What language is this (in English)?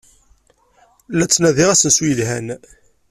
Kabyle